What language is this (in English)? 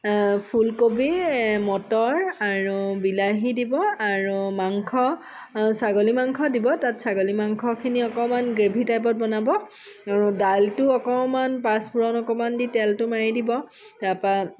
Assamese